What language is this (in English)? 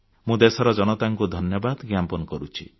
Odia